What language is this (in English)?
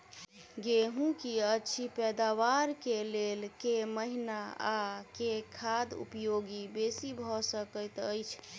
Maithili